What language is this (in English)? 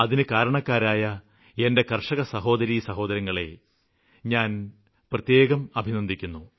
Malayalam